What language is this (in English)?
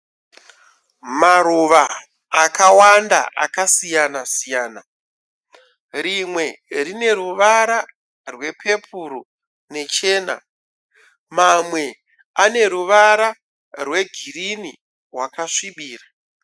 Shona